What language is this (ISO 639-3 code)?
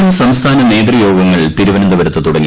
mal